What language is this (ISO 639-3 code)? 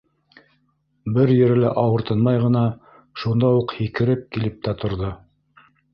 bak